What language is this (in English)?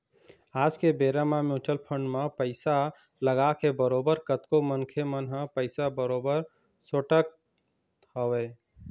Chhattisgarhi